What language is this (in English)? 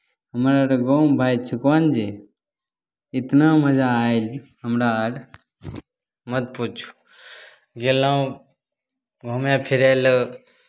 Maithili